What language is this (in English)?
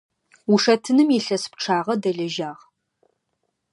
Adyghe